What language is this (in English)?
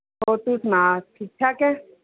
Punjabi